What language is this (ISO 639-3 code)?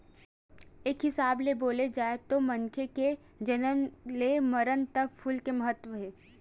hne